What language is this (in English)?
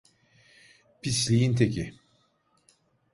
Turkish